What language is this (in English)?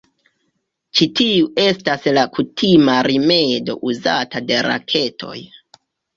Esperanto